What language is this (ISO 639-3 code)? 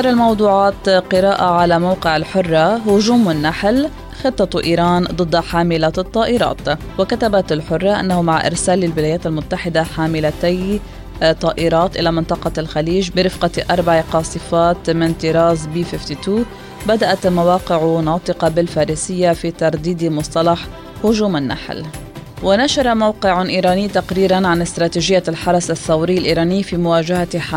ara